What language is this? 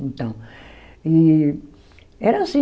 Portuguese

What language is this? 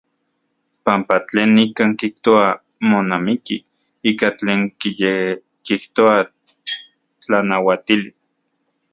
Central Puebla Nahuatl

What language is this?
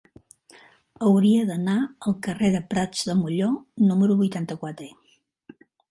Catalan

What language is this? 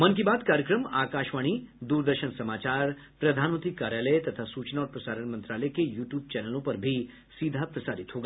Hindi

